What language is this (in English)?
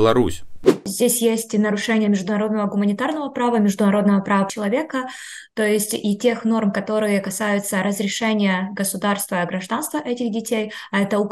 Russian